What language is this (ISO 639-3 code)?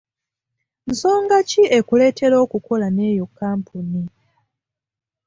lug